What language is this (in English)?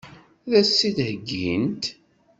Kabyle